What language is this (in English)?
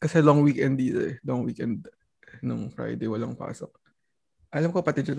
Filipino